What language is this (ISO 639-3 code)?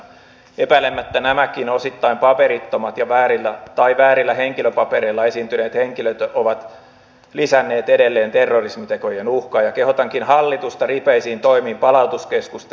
fin